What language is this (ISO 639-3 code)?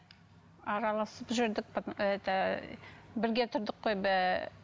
kaz